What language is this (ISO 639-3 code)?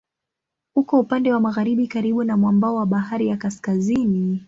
swa